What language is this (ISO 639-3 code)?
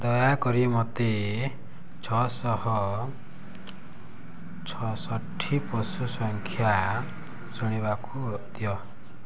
ori